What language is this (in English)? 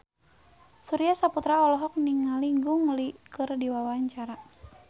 Sundanese